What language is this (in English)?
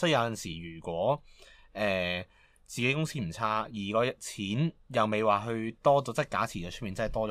Chinese